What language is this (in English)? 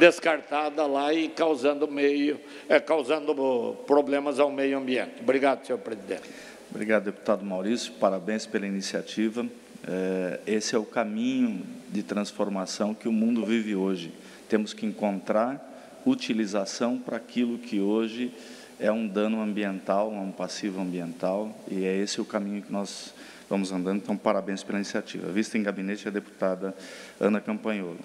Portuguese